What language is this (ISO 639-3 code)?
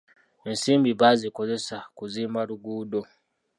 lug